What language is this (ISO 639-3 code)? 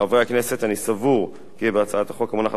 heb